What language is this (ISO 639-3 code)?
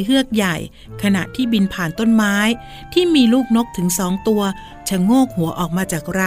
tha